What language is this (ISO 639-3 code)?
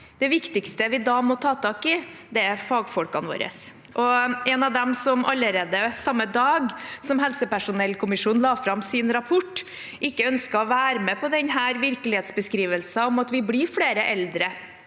nor